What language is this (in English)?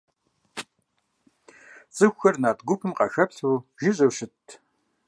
Kabardian